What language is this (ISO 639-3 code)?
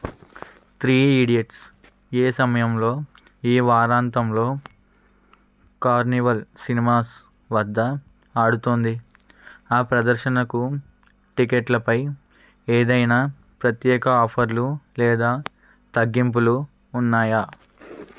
tel